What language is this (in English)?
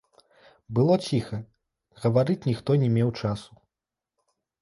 Belarusian